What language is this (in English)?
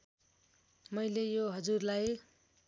Nepali